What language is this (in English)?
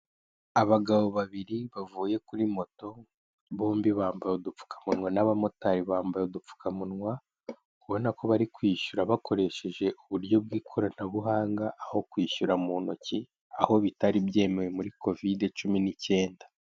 Kinyarwanda